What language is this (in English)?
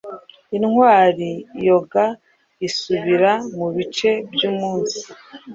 Kinyarwanda